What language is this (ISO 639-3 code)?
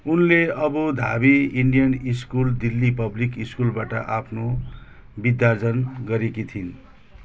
nep